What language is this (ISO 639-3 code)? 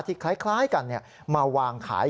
tha